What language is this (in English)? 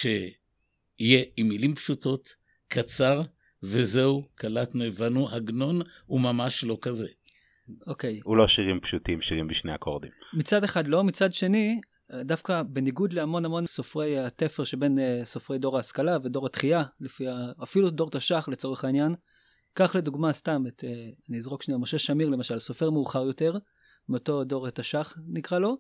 Hebrew